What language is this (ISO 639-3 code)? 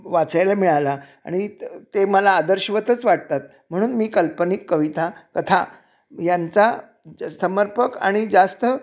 mar